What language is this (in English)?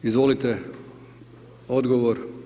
Croatian